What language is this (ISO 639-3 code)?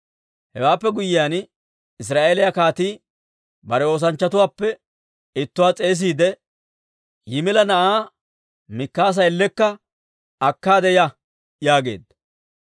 dwr